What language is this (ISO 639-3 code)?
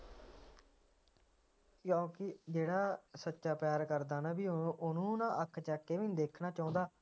pan